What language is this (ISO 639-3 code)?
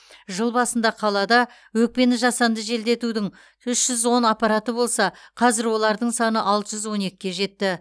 kaz